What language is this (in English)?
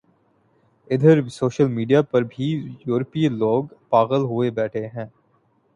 Urdu